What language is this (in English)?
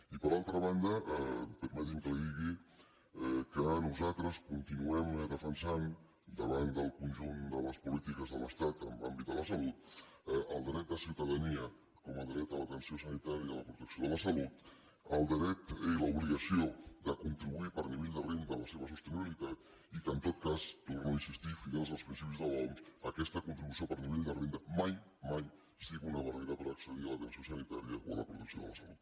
Catalan